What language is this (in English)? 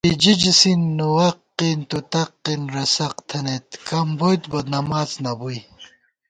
Gawar-Bati